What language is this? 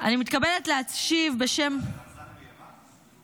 Hebrew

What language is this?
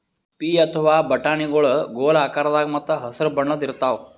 Kannada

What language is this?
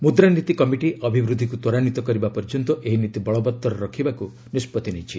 Odia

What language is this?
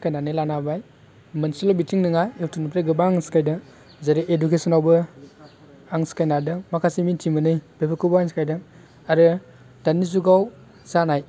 Bodo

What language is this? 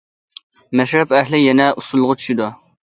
Uyghur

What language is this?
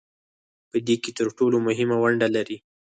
Pashto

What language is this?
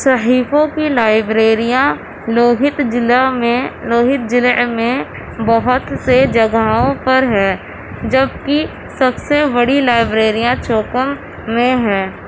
Urdu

